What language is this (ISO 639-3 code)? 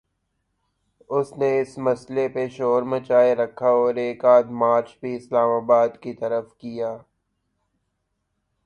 urd